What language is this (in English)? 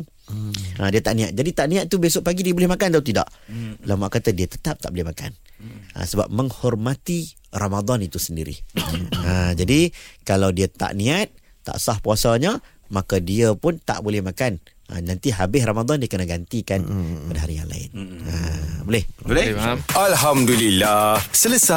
Malay